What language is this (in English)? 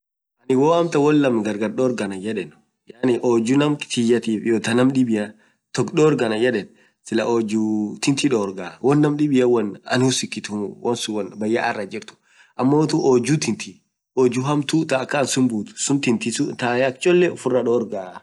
Orma